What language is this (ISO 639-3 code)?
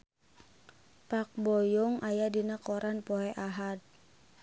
sun